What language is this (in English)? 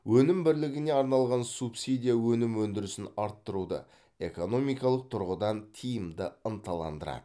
Kazakh